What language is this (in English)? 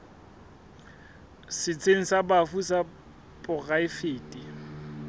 Southern Sotho